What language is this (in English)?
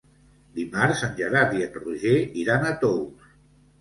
Catalan